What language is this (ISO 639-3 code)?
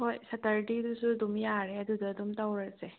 mni